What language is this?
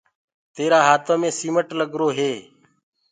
Gurgula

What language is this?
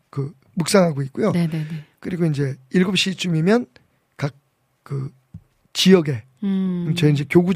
Korean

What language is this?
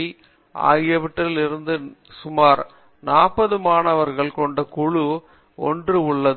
Tamil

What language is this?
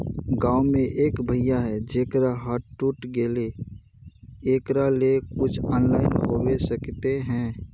Magahi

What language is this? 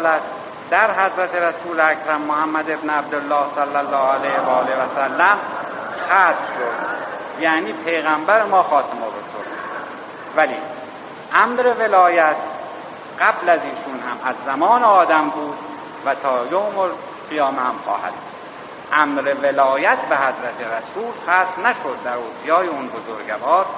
Persian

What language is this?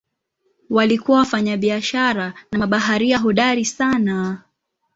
Swahili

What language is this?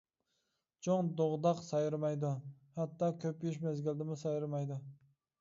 Uyghur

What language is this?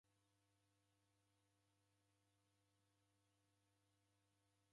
Taita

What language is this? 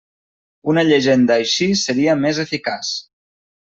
Catalan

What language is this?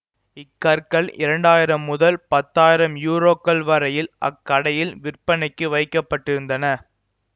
Tamil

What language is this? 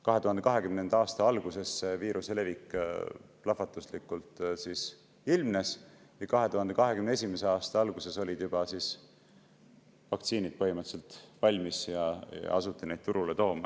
Estonian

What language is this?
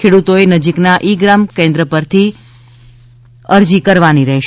Gujarati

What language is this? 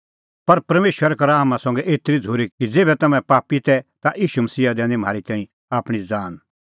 Kullu Pahari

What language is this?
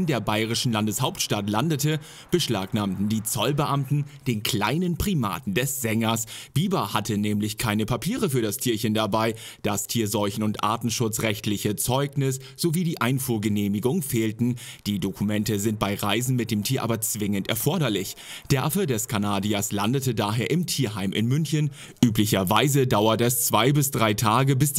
German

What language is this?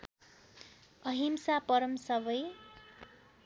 Nepali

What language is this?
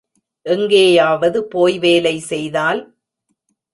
Tamil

